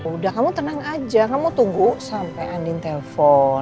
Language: Indonesian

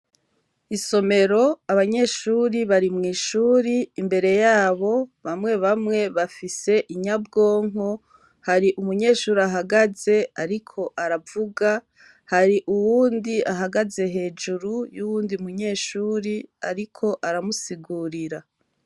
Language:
Rundi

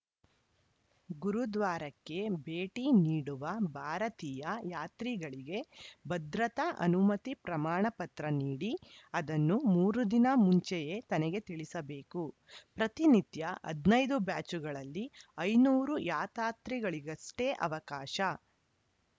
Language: Kannada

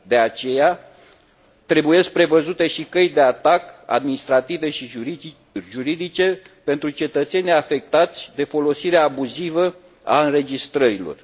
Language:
Romanian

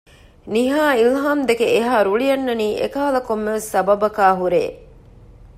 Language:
Divehi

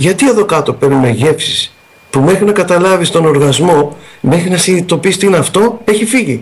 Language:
Greek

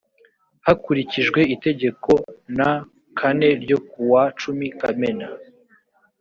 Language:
Kinyarwanda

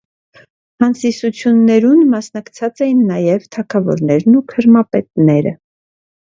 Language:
Armenian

